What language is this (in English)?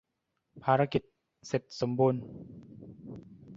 Thai